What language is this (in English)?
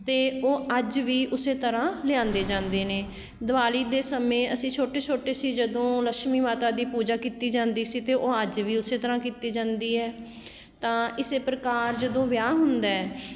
Punjabi